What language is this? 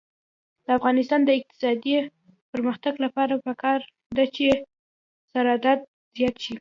Pashto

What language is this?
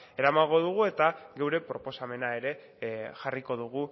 Basque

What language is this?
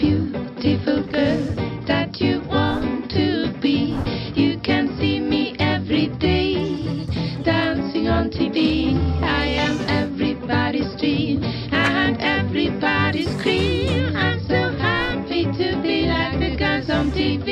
Italian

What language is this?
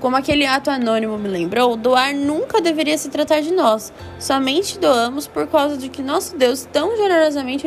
Portuguese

